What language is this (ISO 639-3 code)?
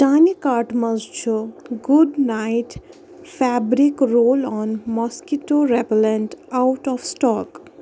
kas